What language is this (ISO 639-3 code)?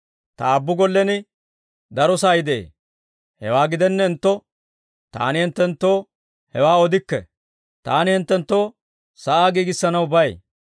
dwr